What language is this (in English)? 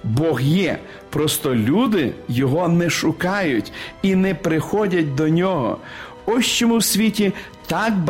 Ukrainian